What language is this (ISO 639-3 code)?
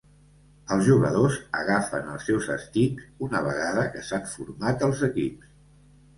cat